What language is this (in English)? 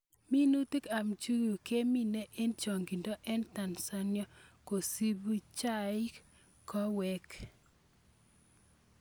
Kalenjin